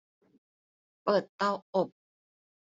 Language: Thai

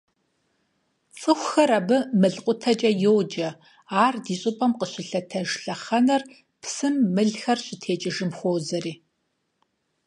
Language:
Kabardian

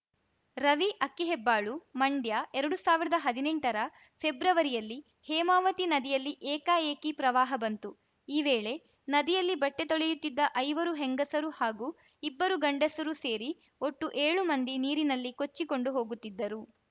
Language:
Kannada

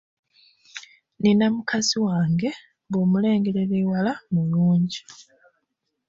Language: Ganda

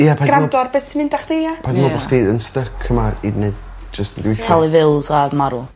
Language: Welsh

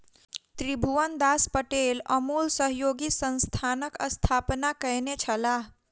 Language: Maithili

